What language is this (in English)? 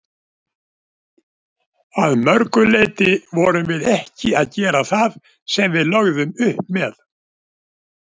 Icelandic